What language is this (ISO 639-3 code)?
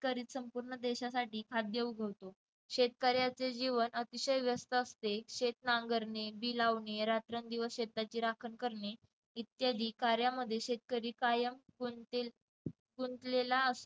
mar